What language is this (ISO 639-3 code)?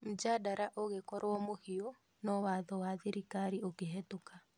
kik